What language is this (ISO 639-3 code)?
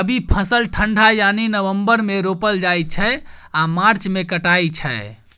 mai